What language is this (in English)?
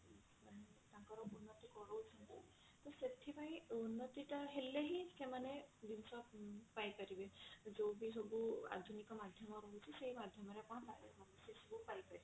Odia